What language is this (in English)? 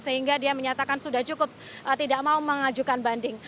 Indonesian